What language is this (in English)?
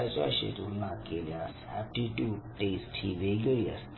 Marathi